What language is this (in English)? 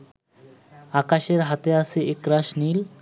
Bangla